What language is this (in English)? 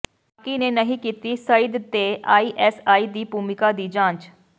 Punjabi